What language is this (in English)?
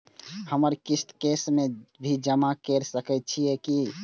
Maithili